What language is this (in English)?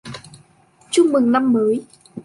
Vietnamese